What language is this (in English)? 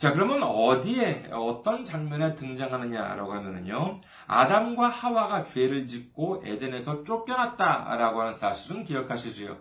Korean